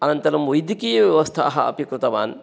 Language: Sanskrit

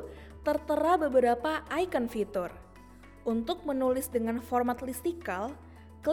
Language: Indonesian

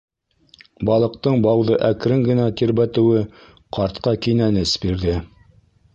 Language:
Bashkir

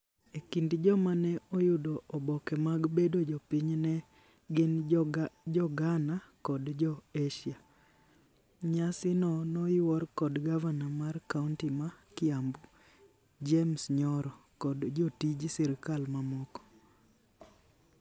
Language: Luo (Kenya and Tanzania)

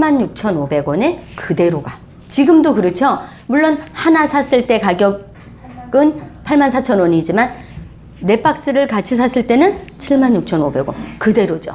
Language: Korean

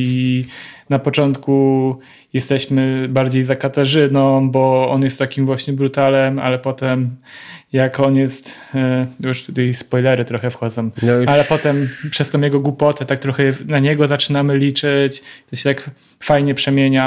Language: Polish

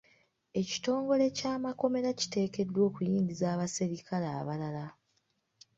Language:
Ganda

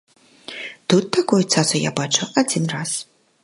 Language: Belarusian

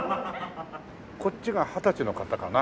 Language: Japanese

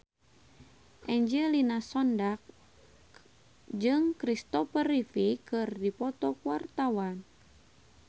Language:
Sundanese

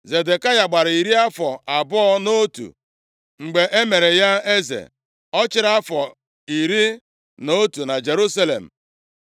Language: Igbo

